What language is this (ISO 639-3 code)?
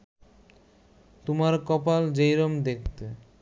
ben